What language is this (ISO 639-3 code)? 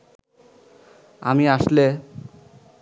ben